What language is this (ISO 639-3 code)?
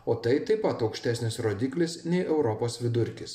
lit